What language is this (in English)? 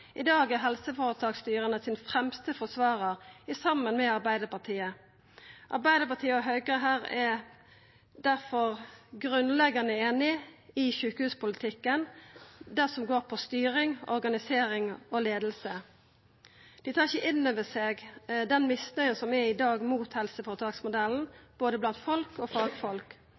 Norwegian Nynorsk